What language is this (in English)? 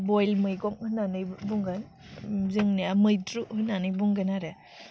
Bodo